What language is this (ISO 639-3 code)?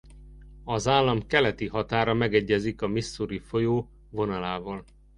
hun